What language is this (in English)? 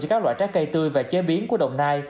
Vietnamese